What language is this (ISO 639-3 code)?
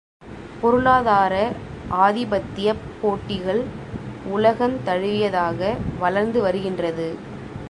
tam